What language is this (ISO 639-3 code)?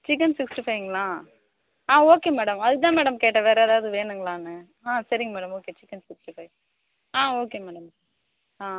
tam